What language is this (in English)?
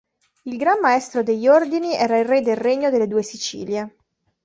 Italian